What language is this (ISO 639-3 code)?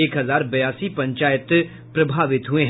hin